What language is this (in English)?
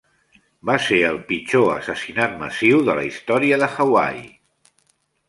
Catalan